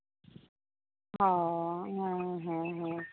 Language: Santali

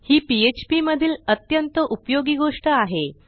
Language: Marathi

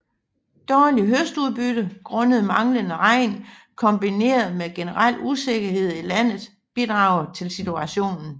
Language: Danish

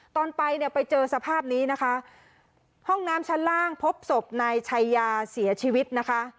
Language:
Thai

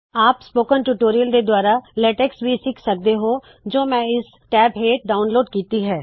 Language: Punjabi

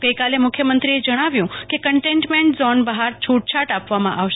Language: Gujarati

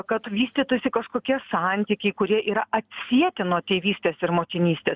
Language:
Lithuanian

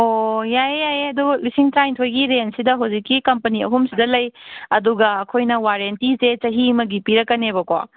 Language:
Manipuri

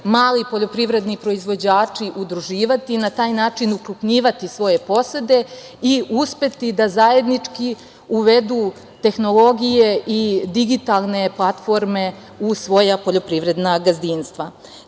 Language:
Serbian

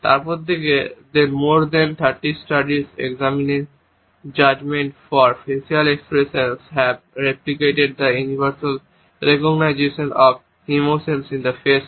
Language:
Bangla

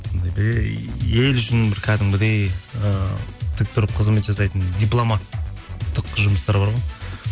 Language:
Kazakh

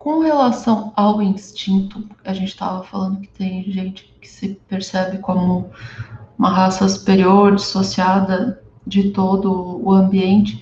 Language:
Portuguese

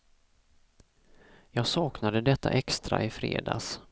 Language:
Swedish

